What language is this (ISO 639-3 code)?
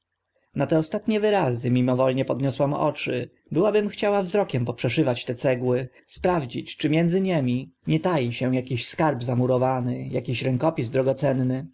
pol